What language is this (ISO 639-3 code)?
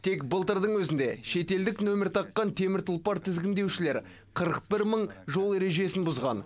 kaz